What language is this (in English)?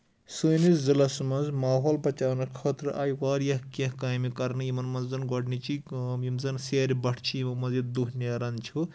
Kashmiri